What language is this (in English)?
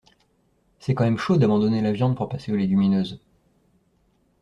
French